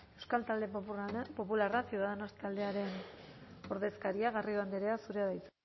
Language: Basque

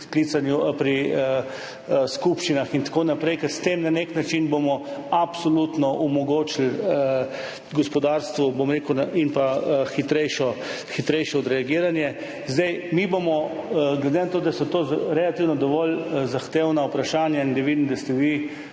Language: Slovenian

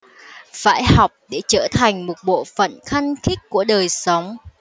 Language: Vietnamese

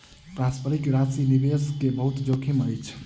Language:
Maithili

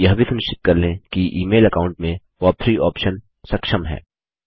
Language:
Hindi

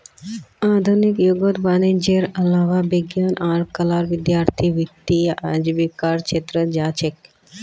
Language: Magahi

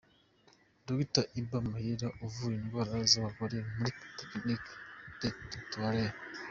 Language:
Kinyarwanda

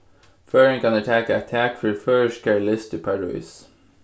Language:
Faroese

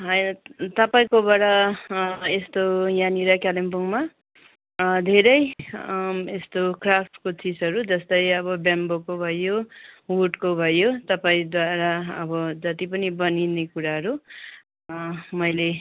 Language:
Nepali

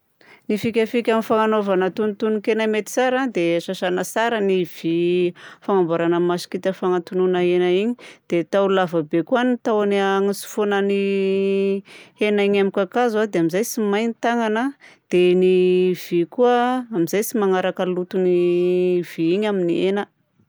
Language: Southern Betsimisaraka Malagasy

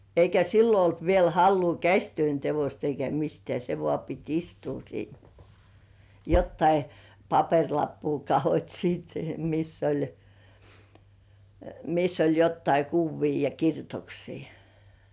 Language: Finnish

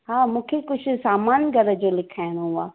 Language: Sindhi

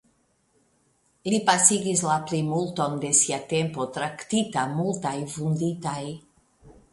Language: Esperanto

